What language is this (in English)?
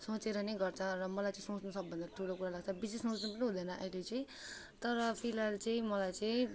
Nepali